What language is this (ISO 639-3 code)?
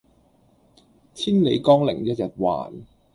yue